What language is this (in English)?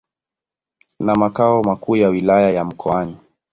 Swahili